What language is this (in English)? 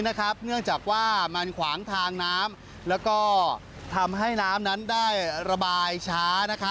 Thai